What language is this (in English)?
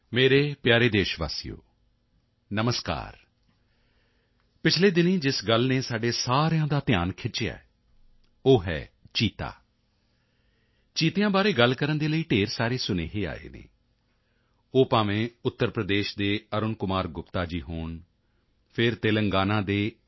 Punjabi